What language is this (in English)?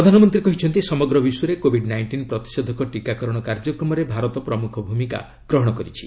Odia